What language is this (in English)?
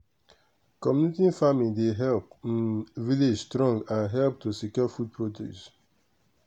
Nigerian Pidgin